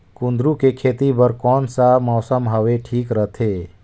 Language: Chhattisgarhi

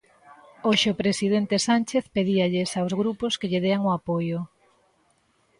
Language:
Galician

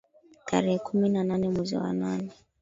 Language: Swahili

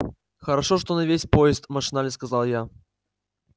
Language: Russian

